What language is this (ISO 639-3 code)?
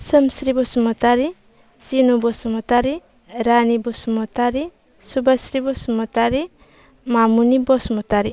brx